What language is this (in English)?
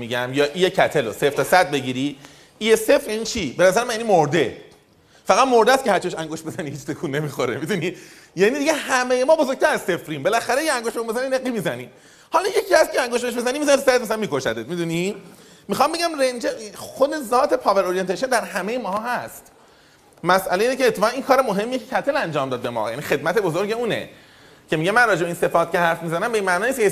Persian